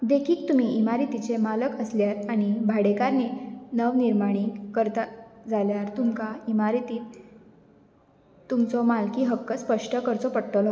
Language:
Konkani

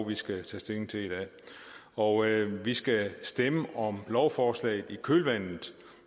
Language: Danish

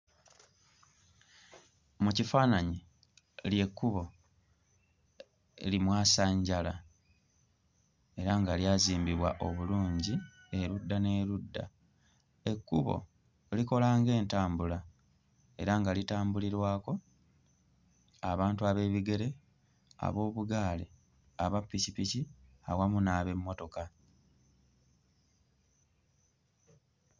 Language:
Ganda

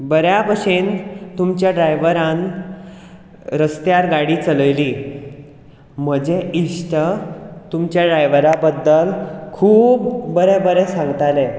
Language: Konkani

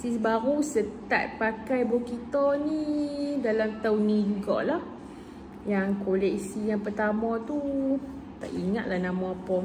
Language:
Malay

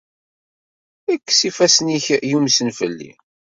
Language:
Kabyle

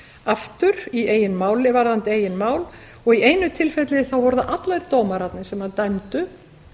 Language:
Icelandic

